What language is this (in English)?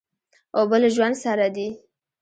Pashto